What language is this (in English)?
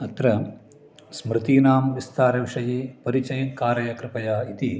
Sanskrit